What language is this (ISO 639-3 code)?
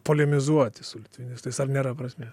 lit